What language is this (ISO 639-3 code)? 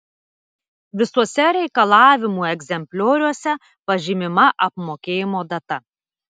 lit